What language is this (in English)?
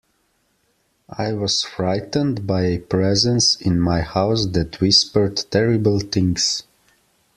English